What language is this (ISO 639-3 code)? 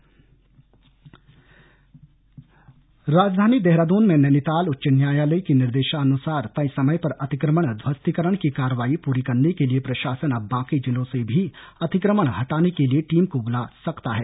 hin